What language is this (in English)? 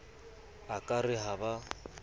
Southern Sotho